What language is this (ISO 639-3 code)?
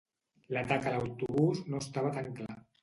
cat